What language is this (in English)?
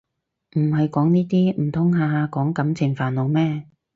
Cantonese